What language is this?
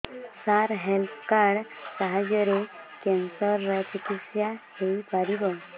Odia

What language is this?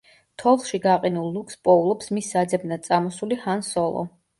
Georgian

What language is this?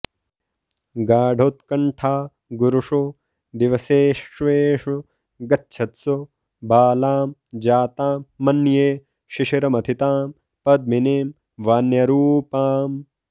Sanskrit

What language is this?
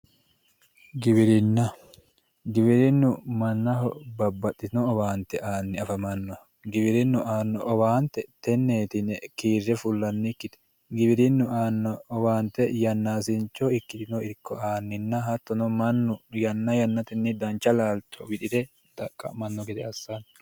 Sidamo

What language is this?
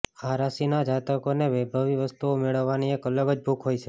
Gujarati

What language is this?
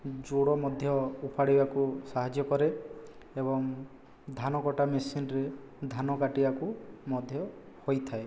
Odia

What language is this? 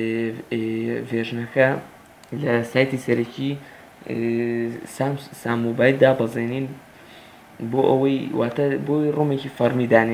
Arabic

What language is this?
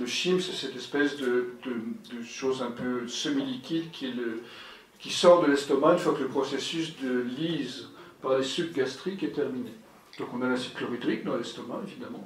French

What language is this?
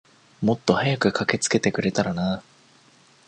Japanese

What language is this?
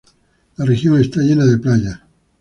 Spanish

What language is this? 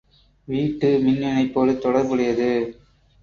Tamil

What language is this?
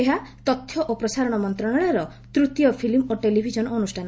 Odia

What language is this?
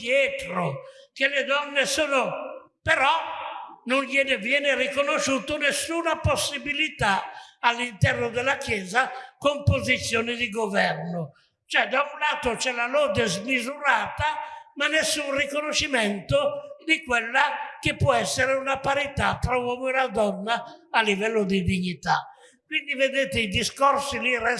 Italian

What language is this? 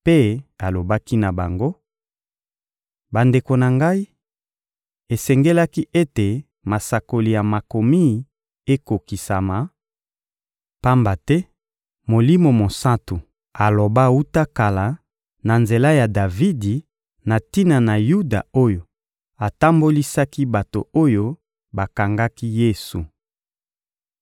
Lingala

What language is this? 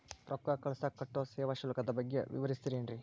Kannada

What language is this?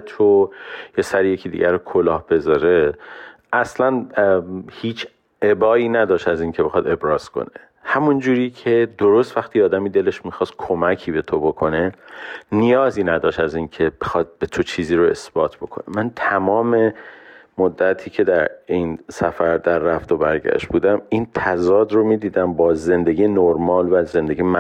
Persian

